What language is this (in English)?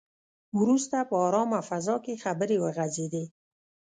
Pashto